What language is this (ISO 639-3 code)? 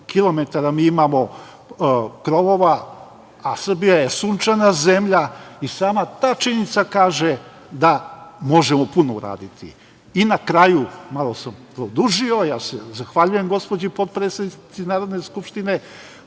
srp